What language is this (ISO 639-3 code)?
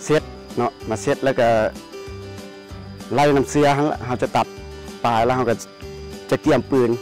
tha